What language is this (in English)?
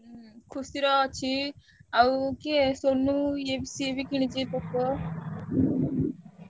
Odia